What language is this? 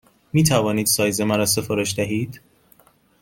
Persian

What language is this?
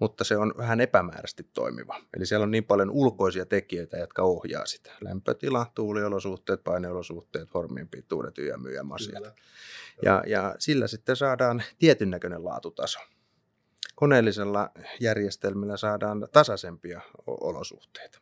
Finnish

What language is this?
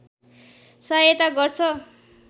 Nepali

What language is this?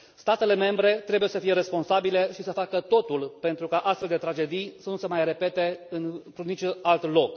Romanian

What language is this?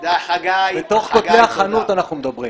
Hebrew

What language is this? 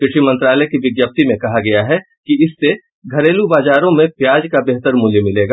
Hindi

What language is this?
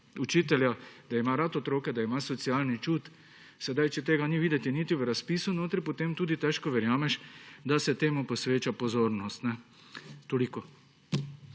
Slovenian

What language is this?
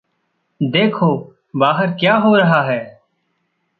Hindi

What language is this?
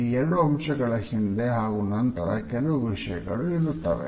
Kannada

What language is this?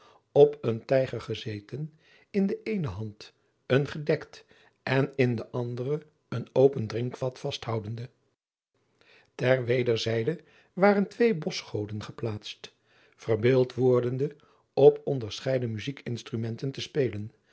Dutch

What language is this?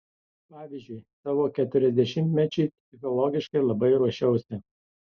Lithuanian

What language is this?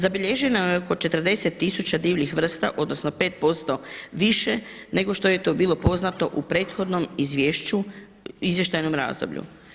Croatian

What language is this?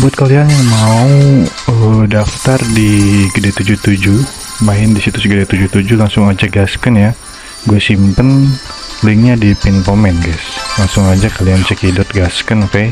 Indonesian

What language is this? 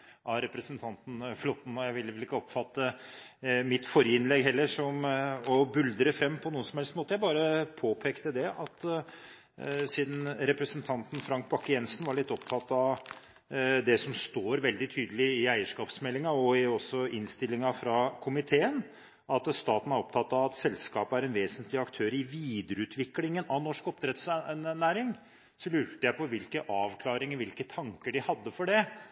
Norwegian Bokmål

